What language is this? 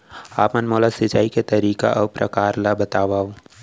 Chhattisgarhi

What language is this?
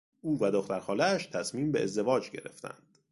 Persian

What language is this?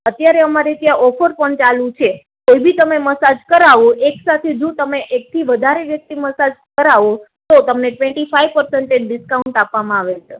Gujarati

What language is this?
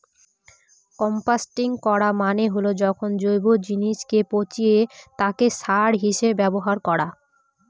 Bangla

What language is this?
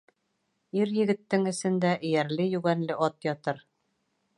Bashkir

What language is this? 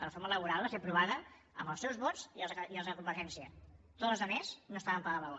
Catalan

